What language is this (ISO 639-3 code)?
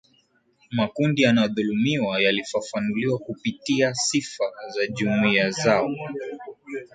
swa